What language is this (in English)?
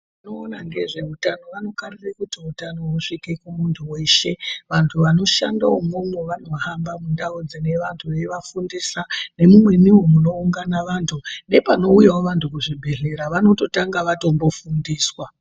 Ndau